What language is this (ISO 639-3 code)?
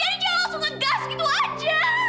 ind